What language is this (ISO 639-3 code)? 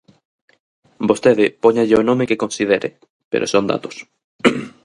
glg